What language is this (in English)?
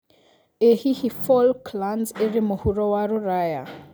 Kikuyu